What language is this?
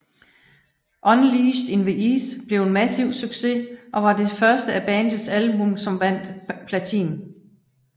Danish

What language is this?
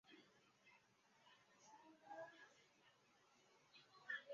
Chinese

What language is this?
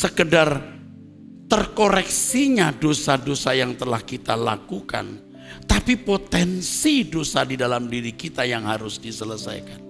Indonesian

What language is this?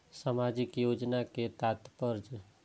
Maithili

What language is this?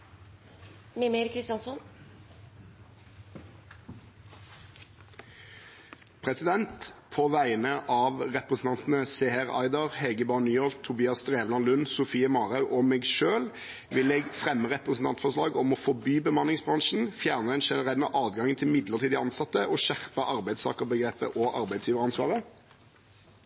Norwegian Bokmål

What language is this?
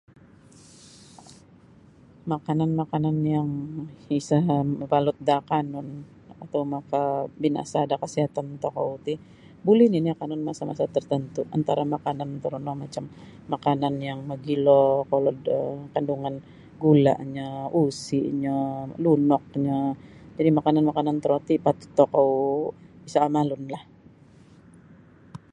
Sabah Bisaya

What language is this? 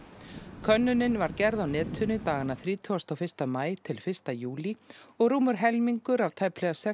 Icelandic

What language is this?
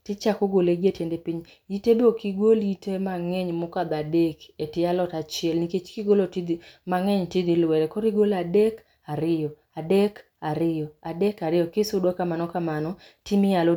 Luo (Kenya and Tanzania)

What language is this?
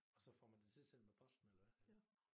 Danish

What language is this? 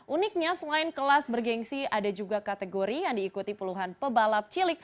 Indonesian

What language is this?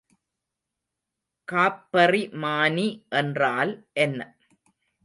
Tamil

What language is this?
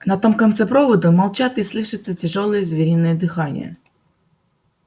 Russian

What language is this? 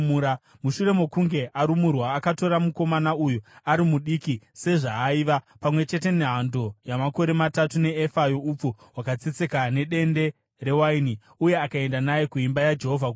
Shona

